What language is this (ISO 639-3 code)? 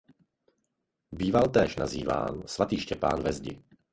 ces